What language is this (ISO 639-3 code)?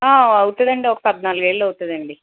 tel